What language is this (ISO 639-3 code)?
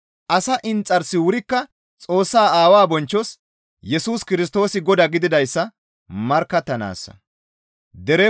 gmv